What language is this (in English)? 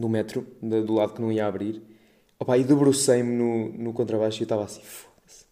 Portuguese